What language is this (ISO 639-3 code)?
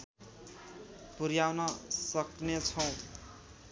nep